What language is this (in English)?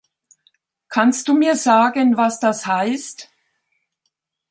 German